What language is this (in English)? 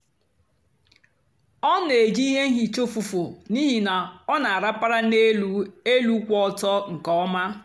Igbo